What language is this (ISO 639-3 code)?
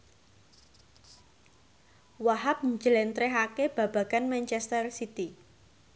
jav